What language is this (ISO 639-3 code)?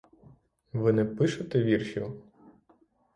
ukr